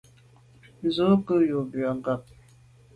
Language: Medumba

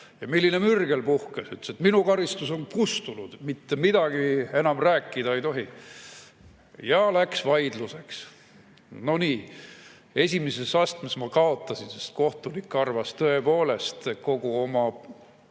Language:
Estonian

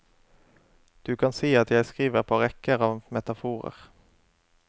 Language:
Norwegian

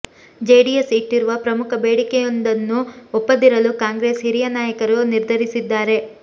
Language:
Kannada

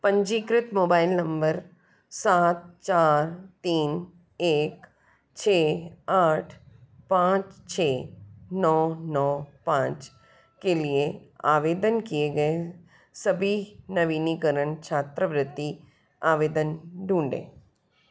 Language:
Hindi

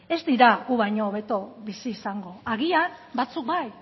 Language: Basque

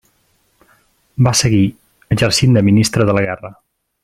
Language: Catalan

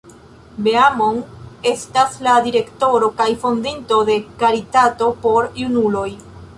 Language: Esperanto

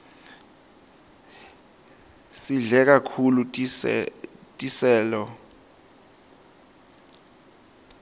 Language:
Swati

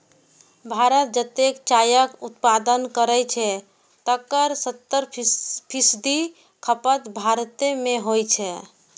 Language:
Maithili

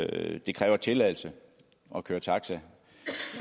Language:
Danish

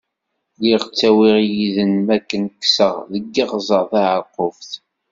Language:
Kabyle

